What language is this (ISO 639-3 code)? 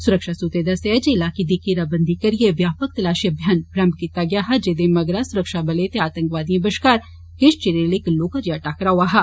doi